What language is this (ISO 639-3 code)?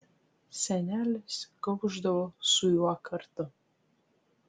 lit